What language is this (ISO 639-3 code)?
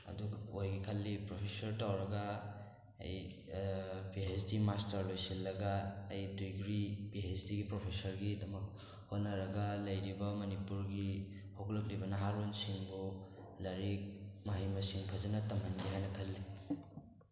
mni